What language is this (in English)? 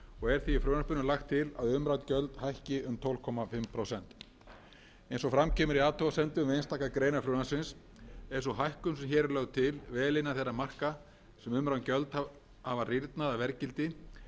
Icelandic